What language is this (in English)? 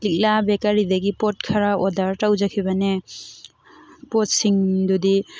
Manipuri